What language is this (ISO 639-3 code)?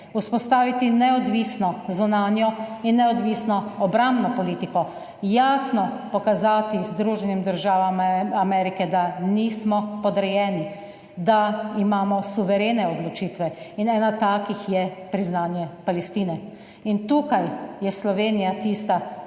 slv